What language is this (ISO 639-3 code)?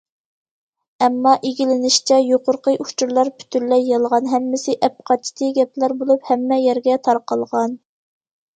uig